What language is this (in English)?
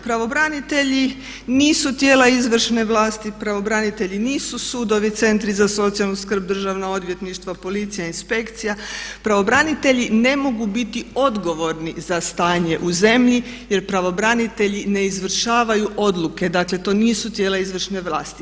Croatian